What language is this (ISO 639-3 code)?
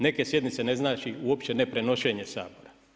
hrv